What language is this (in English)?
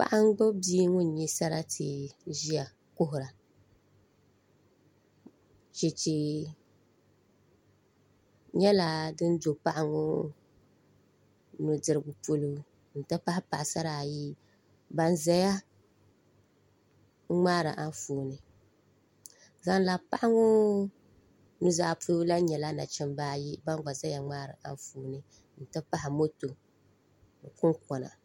Dagbani